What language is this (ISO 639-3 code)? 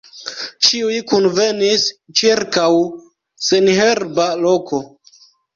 epo